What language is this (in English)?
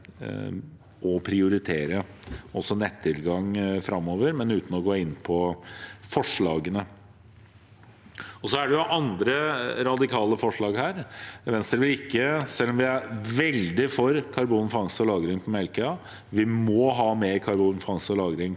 Norwegian